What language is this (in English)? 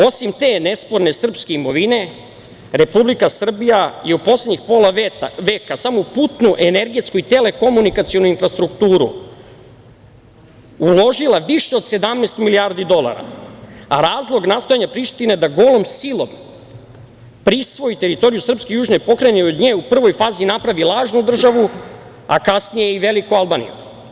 Serbian